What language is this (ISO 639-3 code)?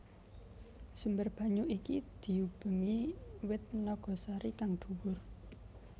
jav